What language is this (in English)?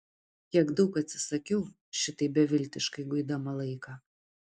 Lithuanian